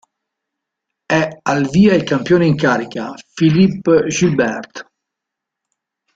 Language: Italian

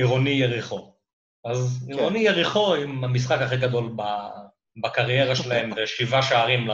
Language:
Hebrew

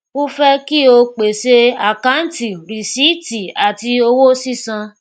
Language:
Yoruba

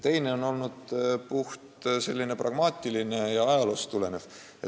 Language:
Estonian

